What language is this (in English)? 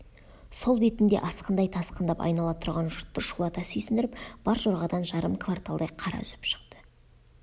Kazakh